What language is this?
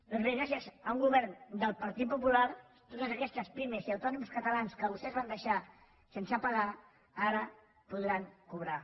Catalan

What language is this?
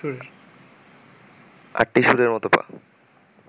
Bangla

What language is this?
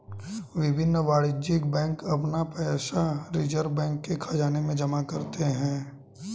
Hindi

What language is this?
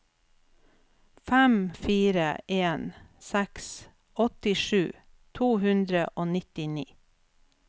Norwegian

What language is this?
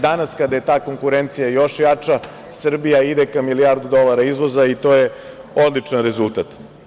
Serbian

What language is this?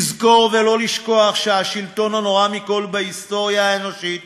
Hebrew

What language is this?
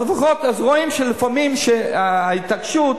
Hebrew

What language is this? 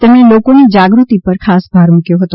Gujarati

